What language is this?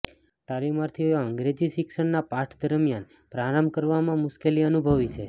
Gujarati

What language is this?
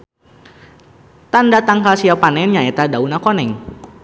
Sundanese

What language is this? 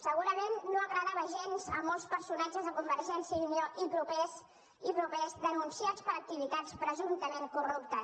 Catalan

